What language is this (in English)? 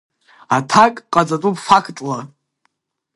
Abkhazian